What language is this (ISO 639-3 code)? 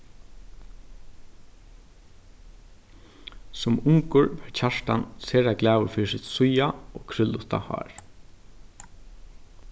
fao